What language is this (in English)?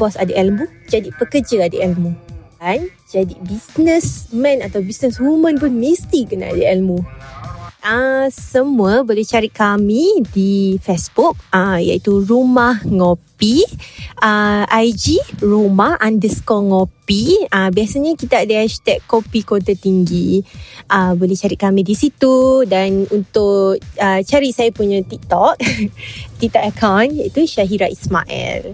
Malay